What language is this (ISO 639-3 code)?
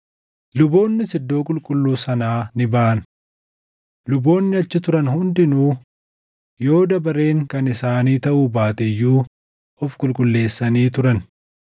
orm